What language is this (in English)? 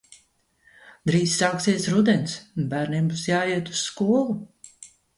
Latvian